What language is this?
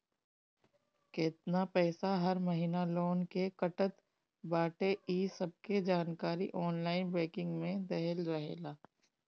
Bhojpuri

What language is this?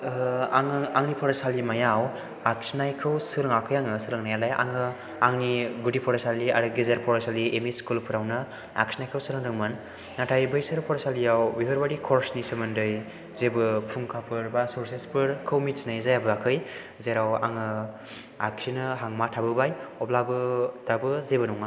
Bodo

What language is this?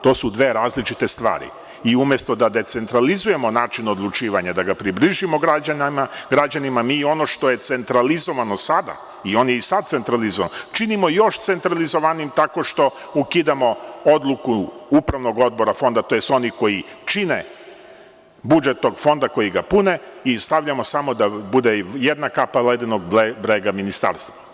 Serbian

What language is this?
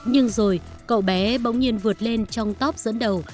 Vietnamese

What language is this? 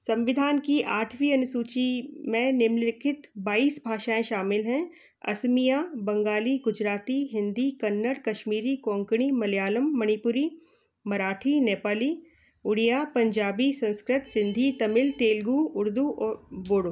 Hindi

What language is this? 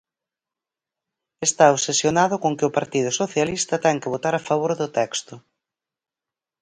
Galician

